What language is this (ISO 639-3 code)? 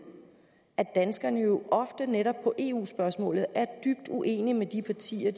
dan